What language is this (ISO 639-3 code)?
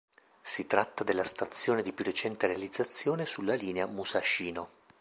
ita